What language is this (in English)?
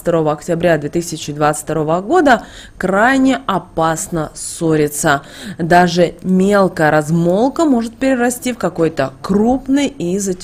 Russian